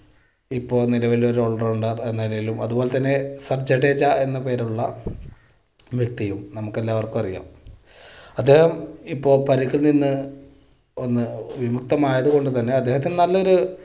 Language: Malayalam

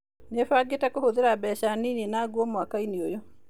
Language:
Kikuyu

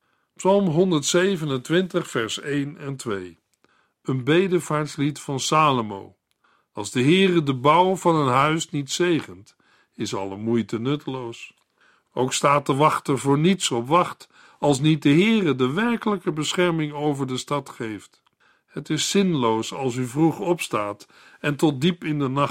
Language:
Dutch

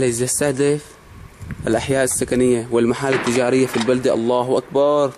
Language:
Arabic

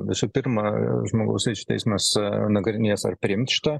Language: Lithuanian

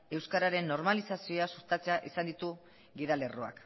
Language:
Basque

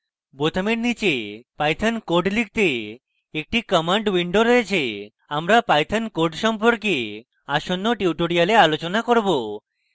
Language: Bangla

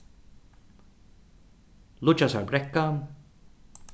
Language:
Faroese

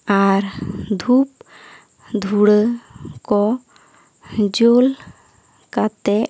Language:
Santali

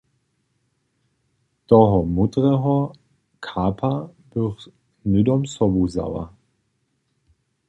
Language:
Upper Sorbian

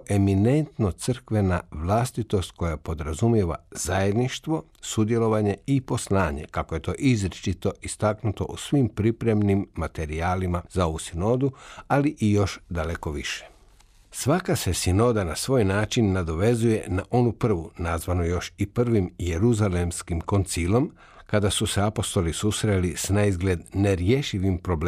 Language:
Croatian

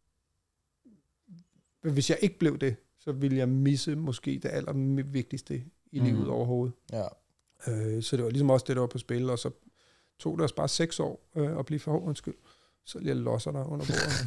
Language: Danish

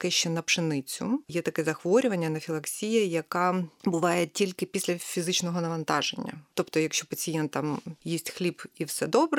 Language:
Ukrainian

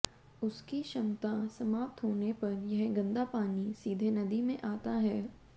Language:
Hindi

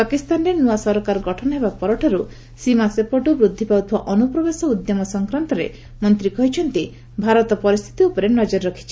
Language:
Odia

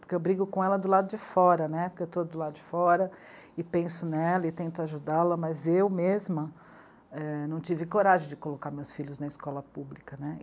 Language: Portuguese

